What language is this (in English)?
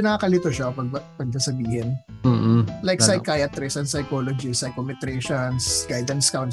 Filipino